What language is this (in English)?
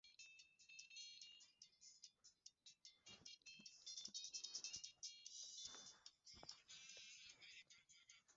Swahili